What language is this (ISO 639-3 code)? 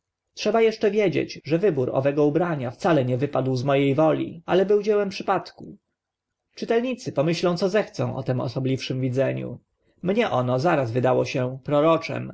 pol